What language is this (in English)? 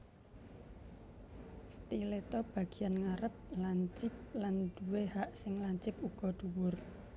Javanese